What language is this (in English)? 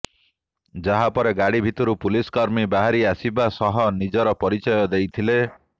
Odia